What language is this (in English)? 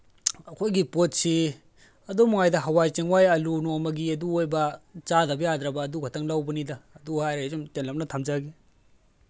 Manipuri